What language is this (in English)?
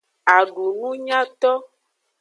Aja (Benin)